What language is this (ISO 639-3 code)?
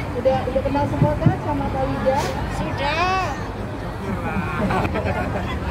ind